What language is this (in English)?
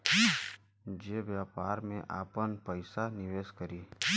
Bhojpuri